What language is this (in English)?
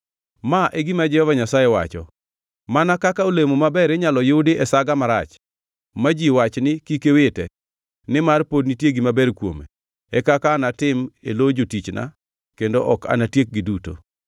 Luo (Kenya and Tanzania)